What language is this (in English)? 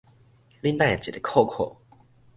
Min Nan Chinese